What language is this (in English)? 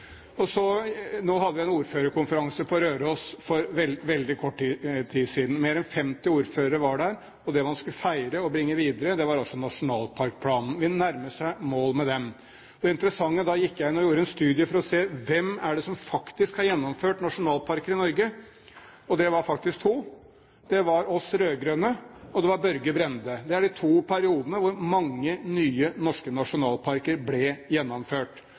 Norwegian Bokmål